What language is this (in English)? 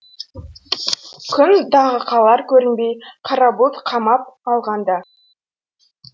Kazakh